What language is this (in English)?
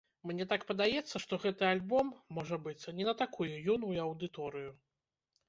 Belarusian